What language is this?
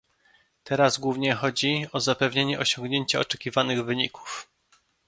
Polish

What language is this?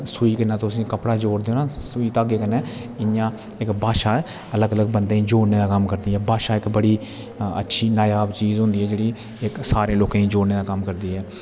Dogri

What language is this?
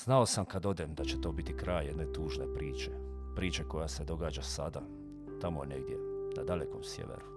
Croatian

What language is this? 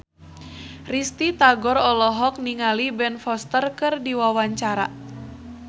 Sundanese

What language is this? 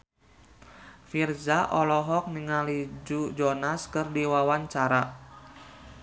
Sundanese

